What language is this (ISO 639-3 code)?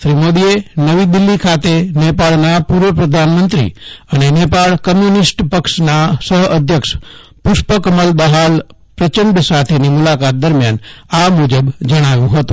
guj